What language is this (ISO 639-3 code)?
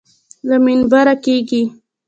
pus